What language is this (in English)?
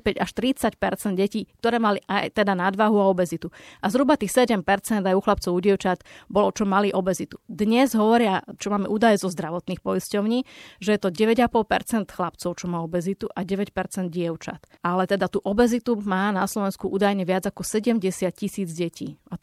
Slovak